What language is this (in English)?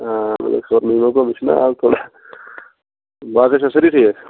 Kashmiri